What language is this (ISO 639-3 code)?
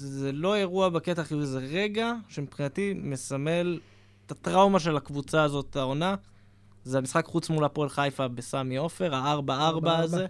heb